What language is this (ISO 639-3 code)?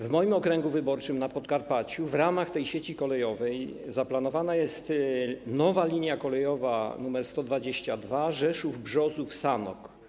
pol